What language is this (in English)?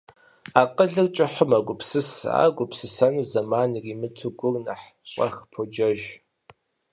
Kabardian